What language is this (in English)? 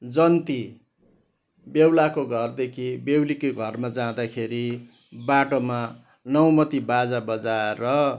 Nepali